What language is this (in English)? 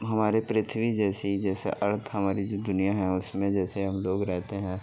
Urdu